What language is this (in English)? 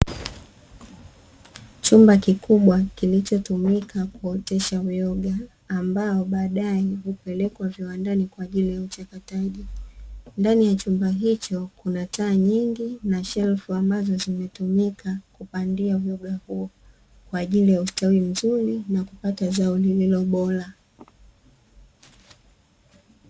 Swahili